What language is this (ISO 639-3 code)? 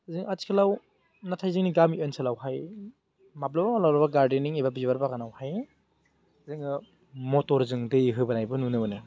brx